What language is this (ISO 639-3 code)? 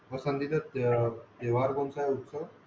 mar